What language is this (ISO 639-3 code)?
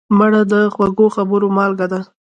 pus